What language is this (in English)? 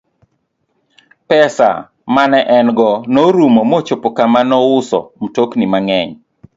Luo (Kenya and Tanzania)